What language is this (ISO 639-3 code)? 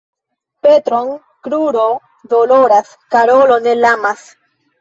epo